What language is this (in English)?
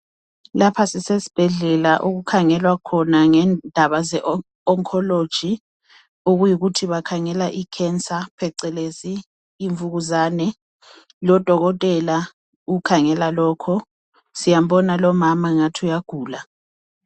North Ndebele